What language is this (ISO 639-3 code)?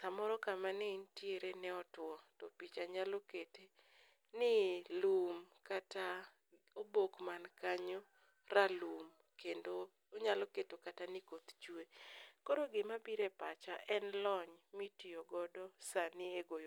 luo